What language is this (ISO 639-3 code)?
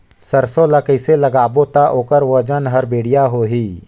hne